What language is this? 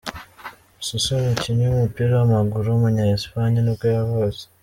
Kinyarwanda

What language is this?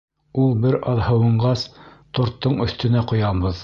Bashkir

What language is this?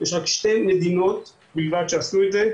Hebrew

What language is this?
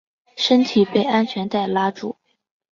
Chinese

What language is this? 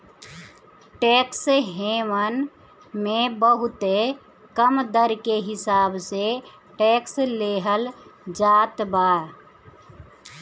Bhojpuri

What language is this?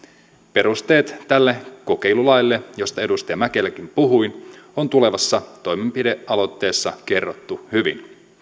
Finnish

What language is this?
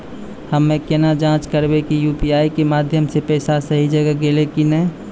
Maithili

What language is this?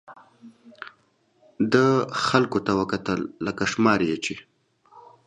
Pashto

